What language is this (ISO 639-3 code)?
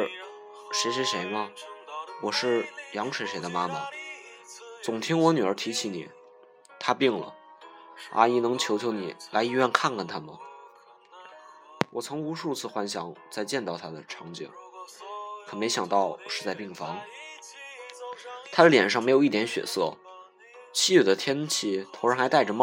zho